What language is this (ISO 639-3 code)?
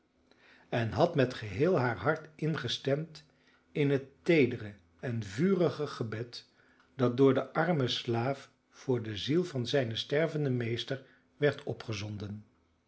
nld